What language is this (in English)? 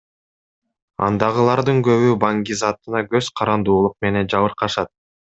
Kyrgyz